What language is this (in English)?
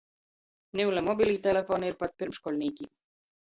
Latgalian